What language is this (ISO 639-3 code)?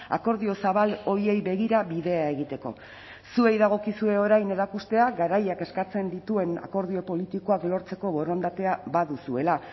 eus